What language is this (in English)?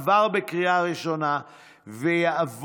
Hebrew